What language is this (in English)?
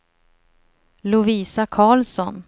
Swedish